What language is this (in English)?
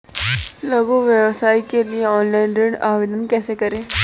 Hindi